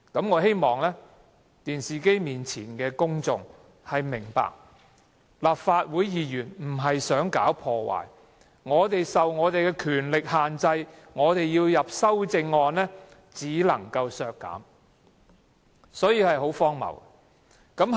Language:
Cantonese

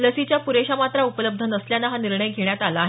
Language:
Marathi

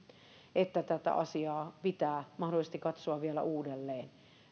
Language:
Finnish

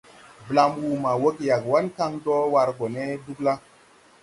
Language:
Tupuri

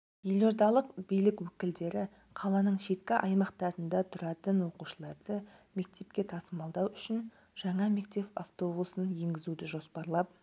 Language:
Kazakh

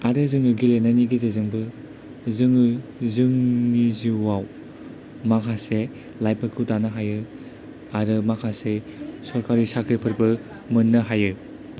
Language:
Bodo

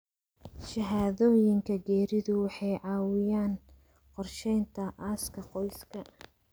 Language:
Somali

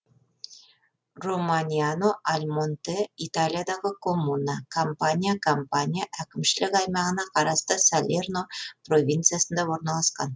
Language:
Kazakh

